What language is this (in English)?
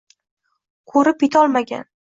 Uzbek